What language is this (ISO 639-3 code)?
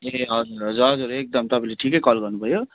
nep